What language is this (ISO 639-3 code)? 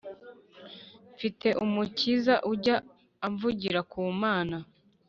kin